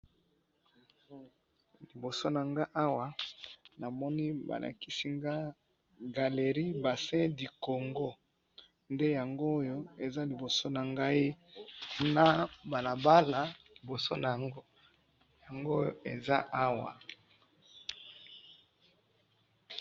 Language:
Lingala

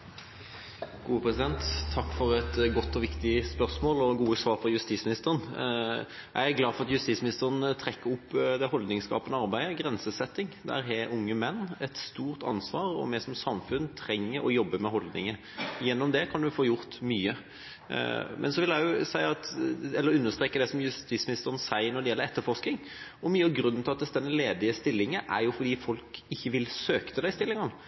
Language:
Norwegian Bokmål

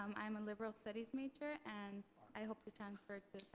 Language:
English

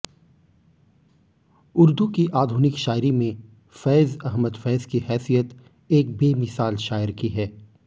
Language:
Hindi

